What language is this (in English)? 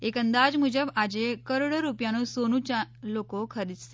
Gujarati